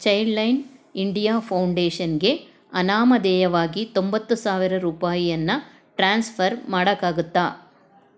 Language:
Kannada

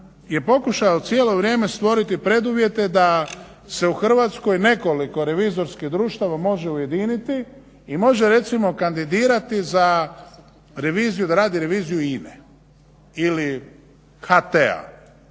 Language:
Croatian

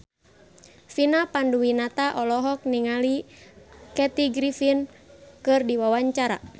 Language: Sundanese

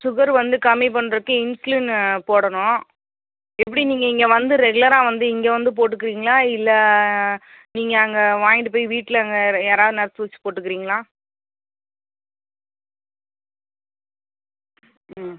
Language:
Tamil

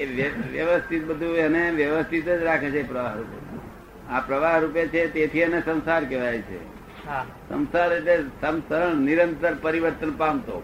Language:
Gujarati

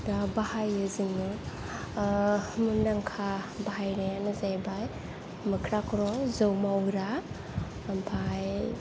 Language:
Bodo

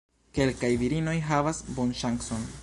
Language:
Esperanto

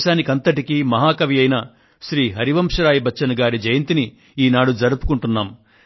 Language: Telugu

